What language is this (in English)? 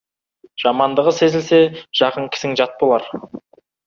Kazakh